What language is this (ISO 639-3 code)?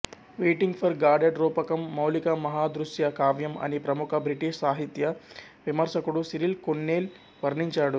tel